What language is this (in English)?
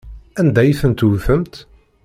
Kabyle